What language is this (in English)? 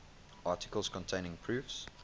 English